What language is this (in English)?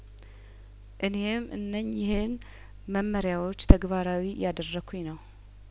Amharic